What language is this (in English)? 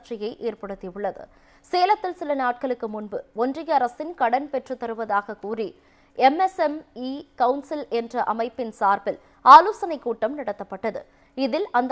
Arabic